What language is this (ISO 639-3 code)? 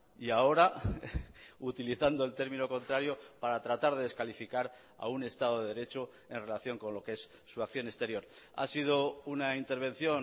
spa